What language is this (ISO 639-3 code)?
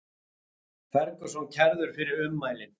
isl